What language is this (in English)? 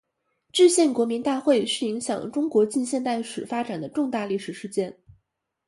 Chinese